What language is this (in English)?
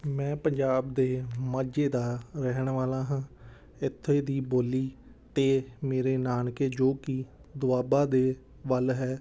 Punjabi